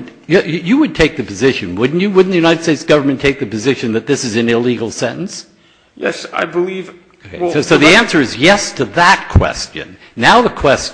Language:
English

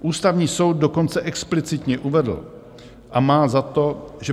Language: Czech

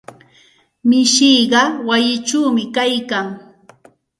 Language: Santa Ana de Tusi Pasco Quechua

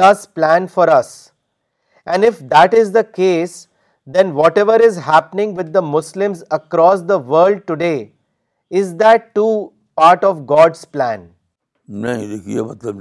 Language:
Urdu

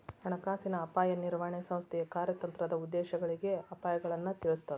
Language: Kannada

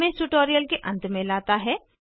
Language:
Hindi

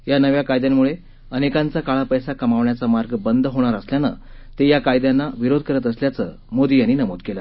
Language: Marathi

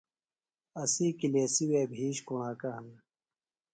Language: Phalura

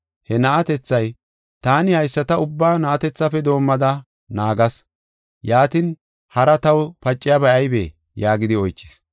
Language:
Gofa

